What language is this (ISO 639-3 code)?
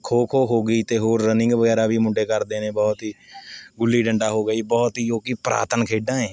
pan